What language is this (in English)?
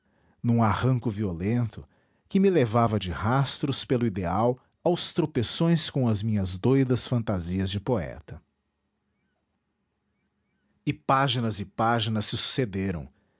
Portuguese